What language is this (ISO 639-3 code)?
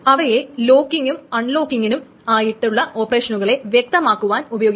mal